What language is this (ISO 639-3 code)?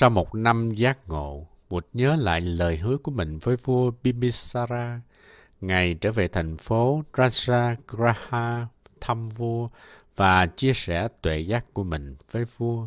vie